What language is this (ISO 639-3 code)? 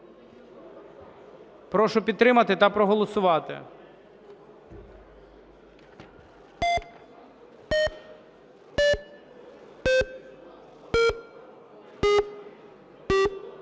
ukr